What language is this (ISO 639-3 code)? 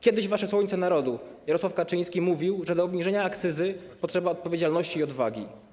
pol